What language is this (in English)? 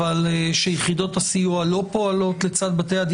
Hebrew